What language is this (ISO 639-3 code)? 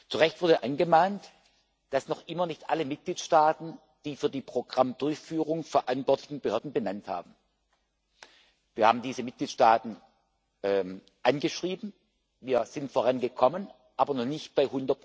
deu